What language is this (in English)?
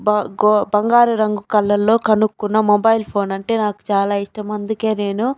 Telugu